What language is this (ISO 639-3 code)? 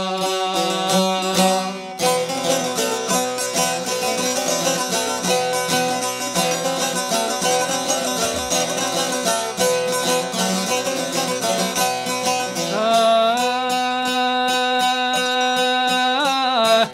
eng